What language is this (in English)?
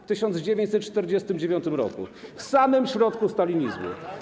Polish